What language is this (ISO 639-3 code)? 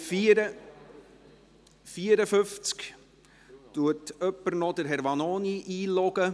gsw